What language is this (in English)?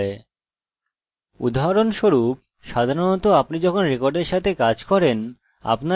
Bangla